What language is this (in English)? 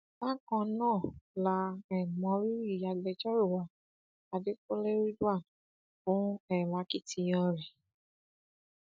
Yoruba